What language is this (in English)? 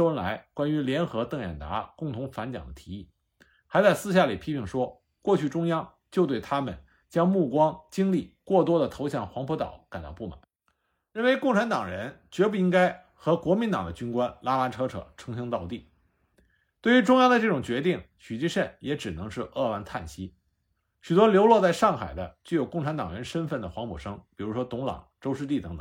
Chinese